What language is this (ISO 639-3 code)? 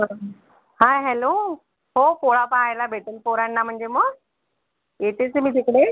mar